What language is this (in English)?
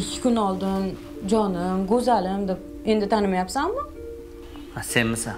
Turkish